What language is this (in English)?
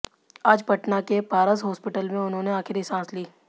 Hindi